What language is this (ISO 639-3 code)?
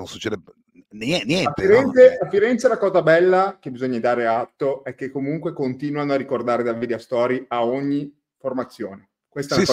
ita